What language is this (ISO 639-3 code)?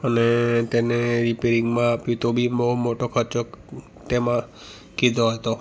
guj